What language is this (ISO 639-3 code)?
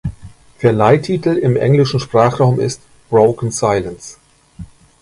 deu